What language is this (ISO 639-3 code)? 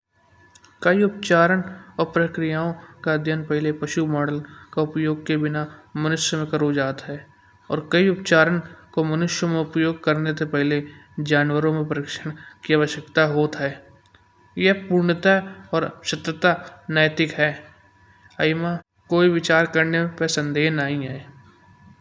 bjj